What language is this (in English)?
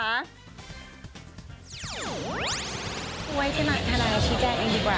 Thai